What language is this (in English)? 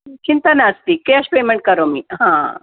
Sanskrit